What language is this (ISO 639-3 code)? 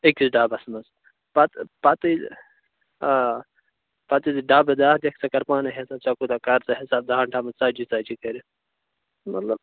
kas